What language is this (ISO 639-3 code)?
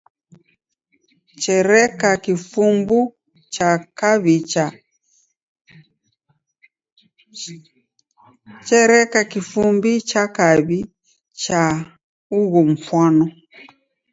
dav